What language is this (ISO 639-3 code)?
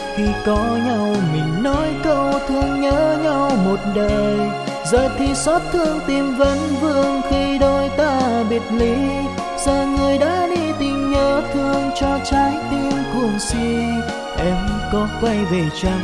vie